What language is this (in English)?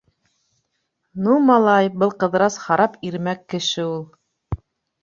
Bashkir